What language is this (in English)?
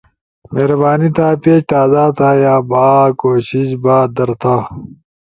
Ushojo